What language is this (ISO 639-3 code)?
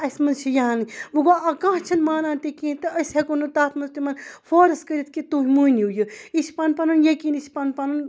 kas